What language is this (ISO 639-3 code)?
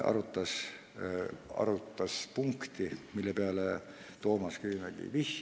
est